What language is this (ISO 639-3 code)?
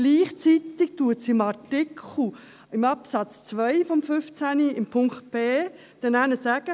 gsw